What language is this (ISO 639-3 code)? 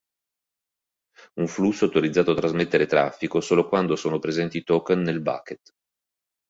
ita